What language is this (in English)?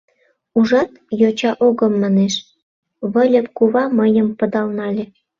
Mari